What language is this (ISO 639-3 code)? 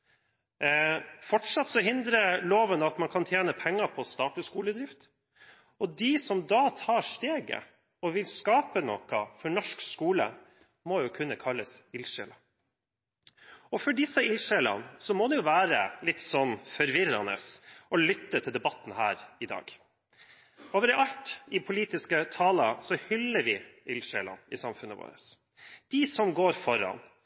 nob